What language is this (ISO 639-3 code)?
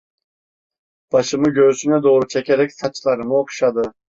tur